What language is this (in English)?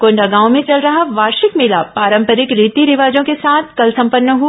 Hindi